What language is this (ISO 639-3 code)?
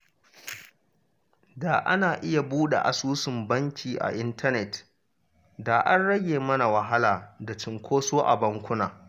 hau